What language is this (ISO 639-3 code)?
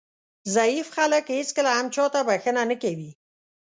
pus